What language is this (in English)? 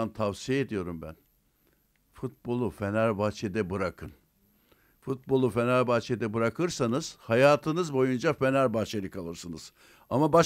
Turkish